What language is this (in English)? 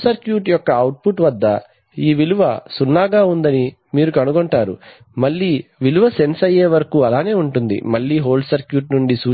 Telugu